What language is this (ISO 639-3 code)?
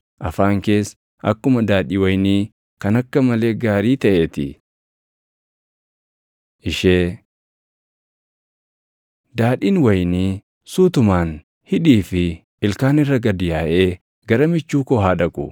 orm